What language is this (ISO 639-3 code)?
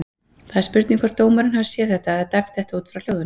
isl